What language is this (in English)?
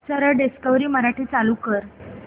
Marathi